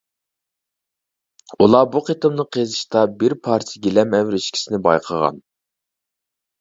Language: Uyghur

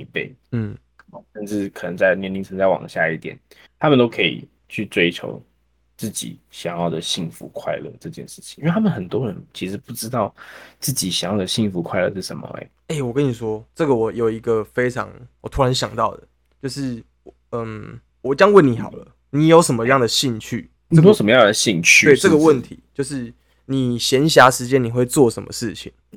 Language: Chinese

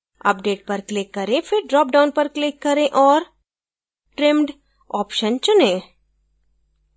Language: Hindi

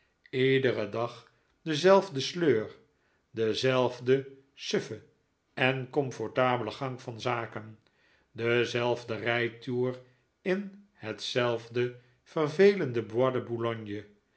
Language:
Dutch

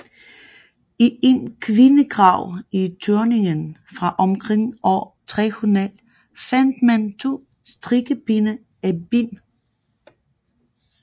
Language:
Danish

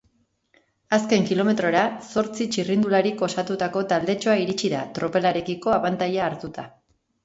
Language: Basque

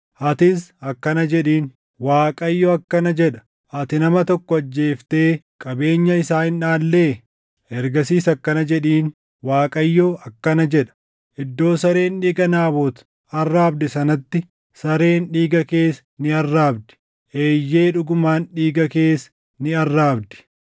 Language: Oromo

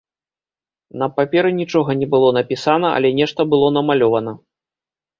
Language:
Belarusian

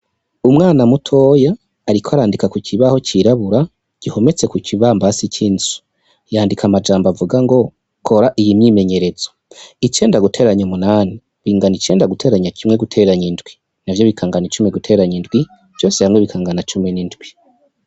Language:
Rundi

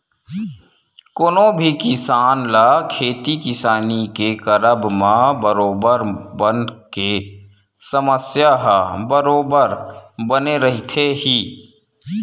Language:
Chhattisgarhi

